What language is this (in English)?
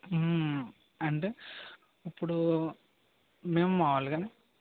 Telugu